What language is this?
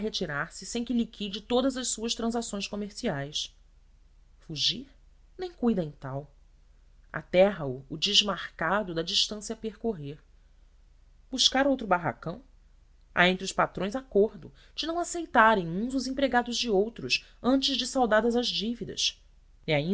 Portuguese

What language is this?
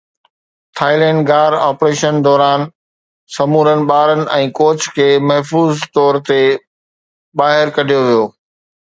Sindhi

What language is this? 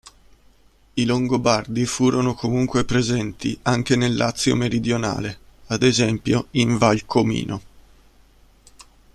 Italian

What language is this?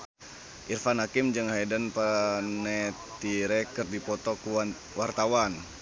Sundanese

